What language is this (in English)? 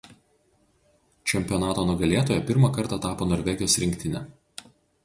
Lithuanian